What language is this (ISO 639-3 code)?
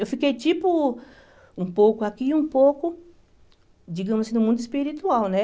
por